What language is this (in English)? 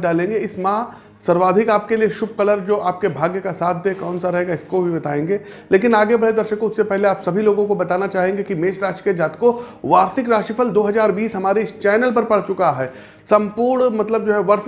Hindi